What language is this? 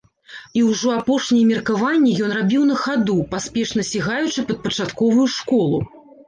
Belarusian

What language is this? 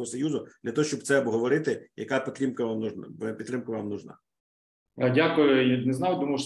Ukrainian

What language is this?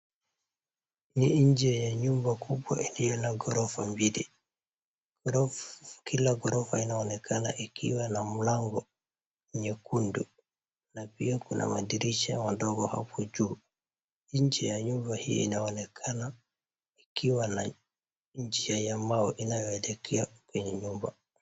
Swahili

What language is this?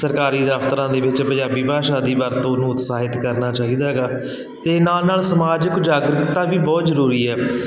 Punjabi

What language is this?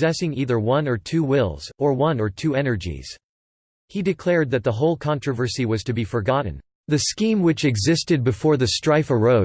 English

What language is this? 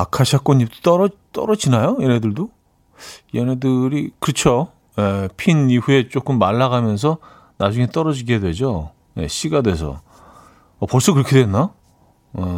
Korean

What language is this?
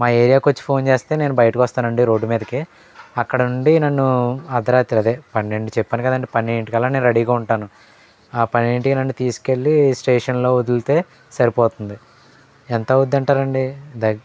Telugu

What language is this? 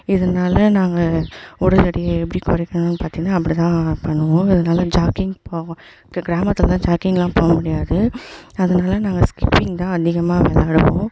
Tamil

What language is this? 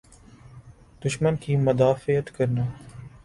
Urdu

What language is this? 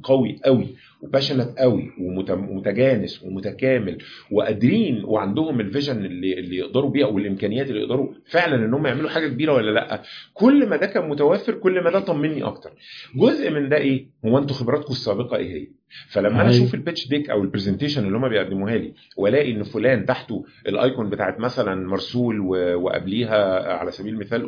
Arabic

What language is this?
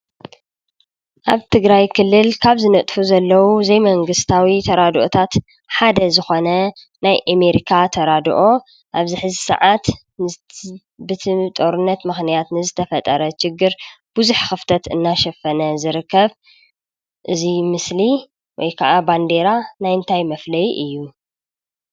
Tigrinya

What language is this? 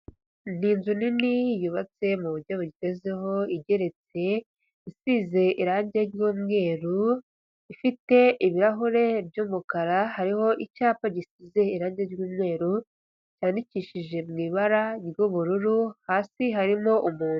Kinyarwanda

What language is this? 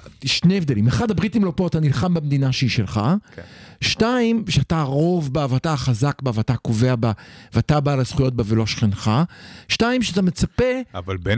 Hebrew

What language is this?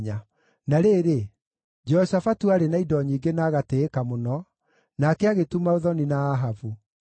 Kikuyu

